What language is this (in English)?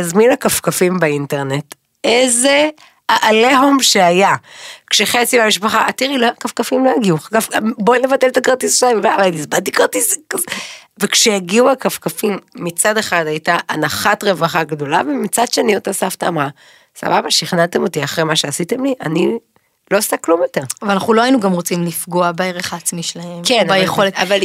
Hebrew